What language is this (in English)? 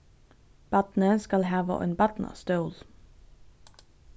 Faroese